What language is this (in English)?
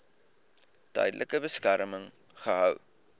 Afrikaans